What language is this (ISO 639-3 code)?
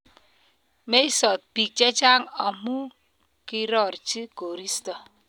kln